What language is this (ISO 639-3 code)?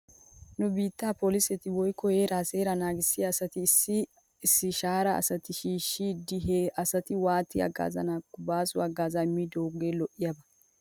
wal